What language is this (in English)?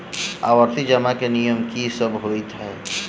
Maithili